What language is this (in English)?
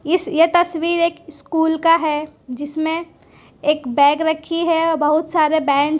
Hindi